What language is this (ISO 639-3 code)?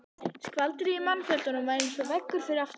isl